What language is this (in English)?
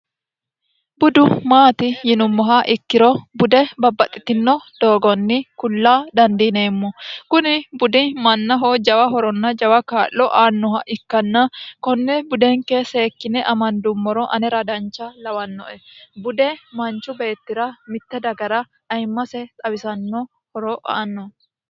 Sidamo